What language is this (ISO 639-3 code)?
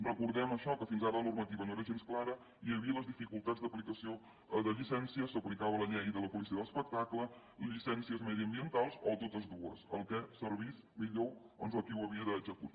cat